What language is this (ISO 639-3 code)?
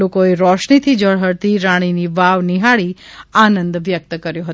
guj